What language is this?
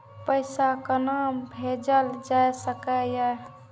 Maithili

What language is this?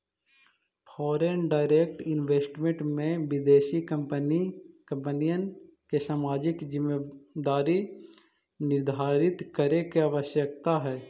Magahi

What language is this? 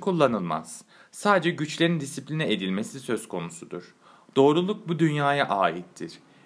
Turkish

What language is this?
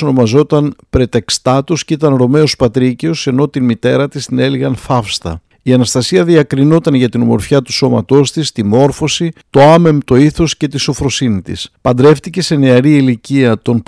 Greek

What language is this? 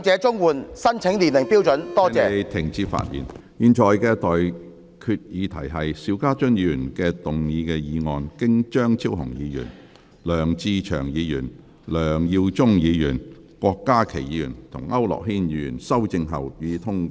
Cantonese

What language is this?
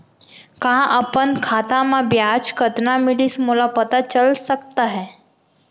Chhattisgarhi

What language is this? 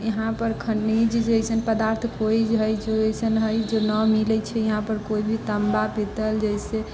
Maithili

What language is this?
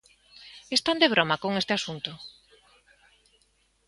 Galician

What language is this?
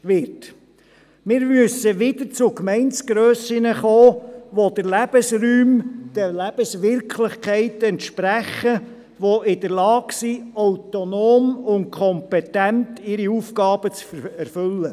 Swiss German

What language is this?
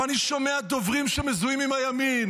Hebrew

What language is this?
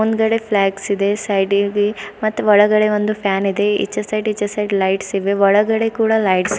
Kannada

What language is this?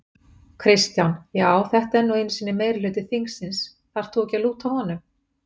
Icelandic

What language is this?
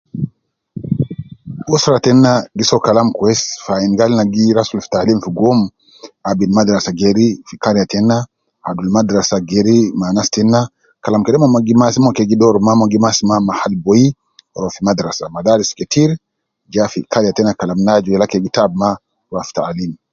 Nubi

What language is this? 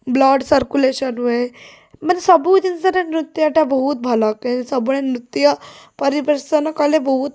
Odia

